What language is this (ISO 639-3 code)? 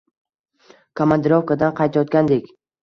uzb